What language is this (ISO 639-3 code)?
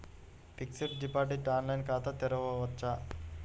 tel